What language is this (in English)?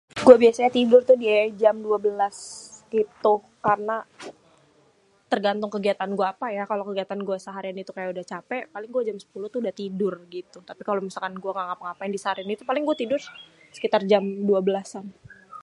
Betawi